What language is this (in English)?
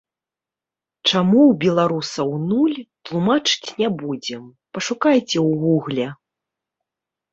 Belarusian